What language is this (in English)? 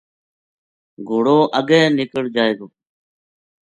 Gujari